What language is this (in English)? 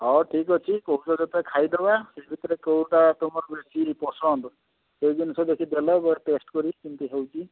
Odia